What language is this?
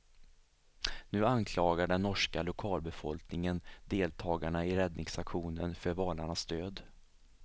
Swedish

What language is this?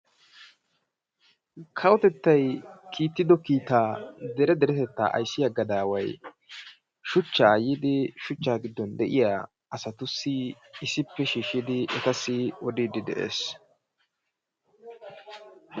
Wolaytta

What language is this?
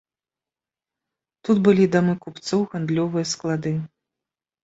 Belarusian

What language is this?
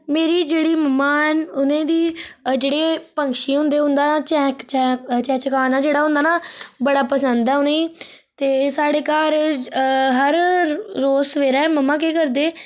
Dogri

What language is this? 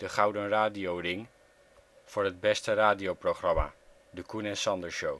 Dutch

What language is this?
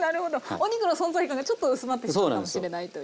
Japanese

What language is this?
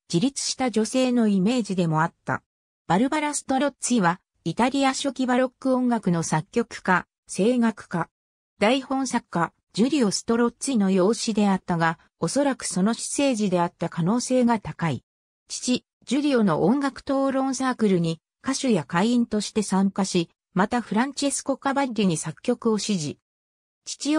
Japanese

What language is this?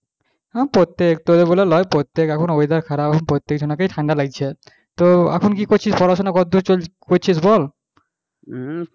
Bangla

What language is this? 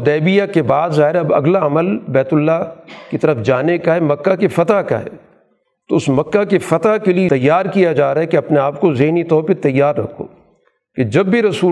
Urdu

